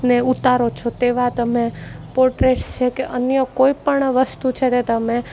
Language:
Gujarati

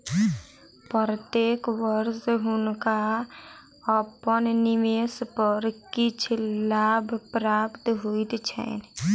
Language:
Maithili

